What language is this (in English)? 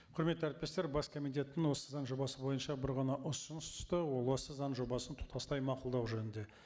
Kazakh